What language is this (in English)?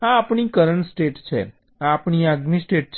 Gujarati